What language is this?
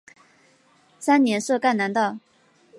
Chinese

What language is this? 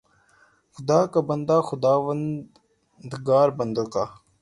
Urdu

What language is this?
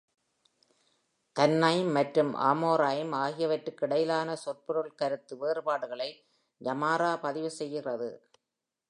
Tamil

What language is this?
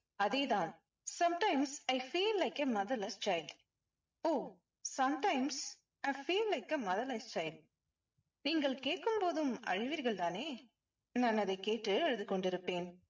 Tamil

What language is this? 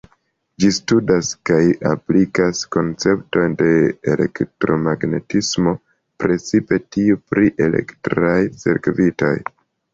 Esperanto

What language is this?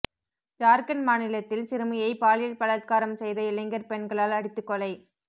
Tamil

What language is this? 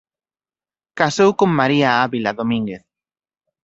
Galician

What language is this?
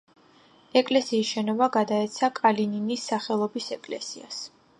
Georgian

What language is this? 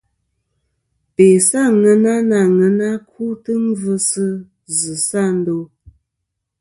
Kom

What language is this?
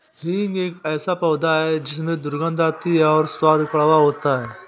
Hindi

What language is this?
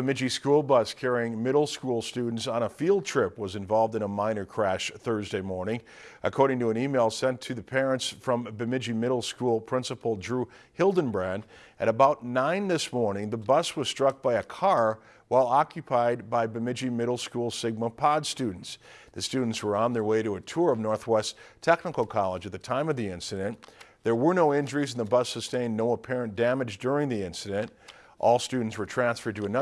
English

